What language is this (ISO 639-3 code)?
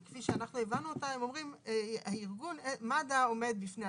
heb